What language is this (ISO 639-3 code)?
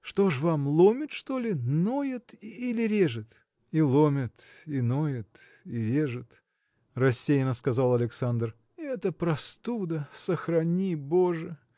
rus